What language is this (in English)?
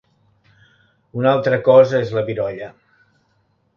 Catalan